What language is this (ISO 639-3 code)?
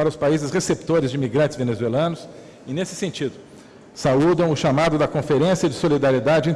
por